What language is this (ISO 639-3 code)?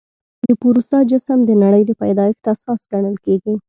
pus